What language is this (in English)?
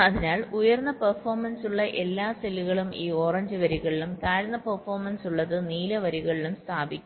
Malayalam